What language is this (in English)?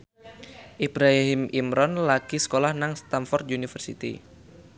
Javanese